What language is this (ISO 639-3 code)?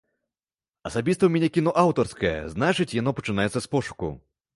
bel